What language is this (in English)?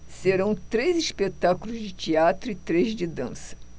Portuguese